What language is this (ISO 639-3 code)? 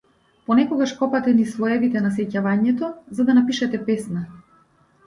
mkd